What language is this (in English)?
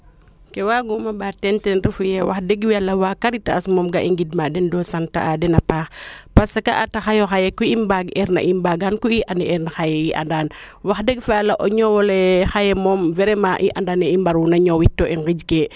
Serer